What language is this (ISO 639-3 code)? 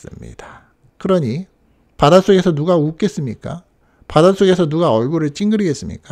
kor